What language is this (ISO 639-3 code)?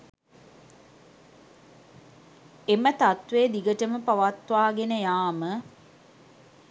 sin